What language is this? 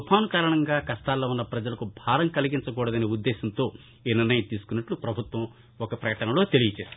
Telugu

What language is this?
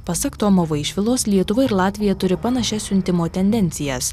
Lithuanian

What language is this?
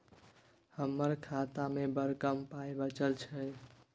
Maithili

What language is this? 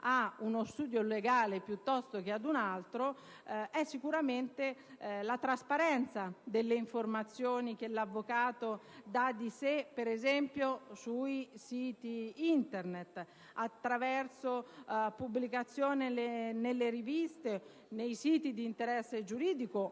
Italian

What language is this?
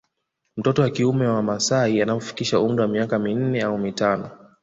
Swahili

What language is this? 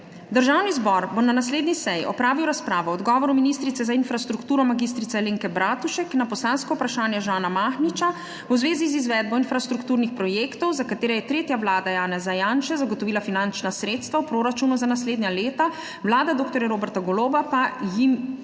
Slovenian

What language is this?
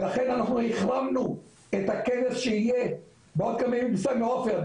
Hebrew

